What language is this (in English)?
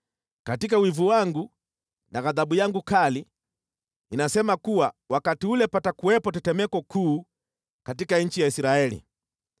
Swahili